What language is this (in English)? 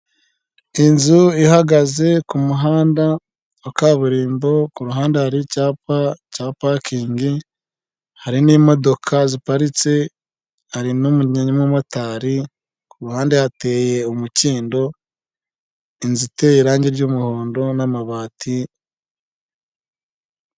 Kinyarwanda